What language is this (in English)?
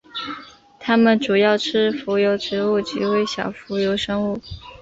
Chinese